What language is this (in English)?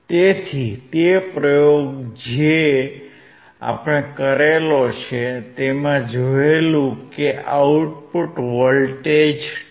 Gujarati